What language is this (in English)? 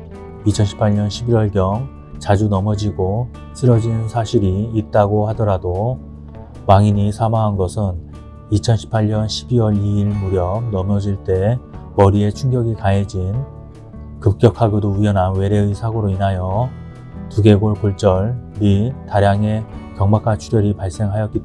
Korean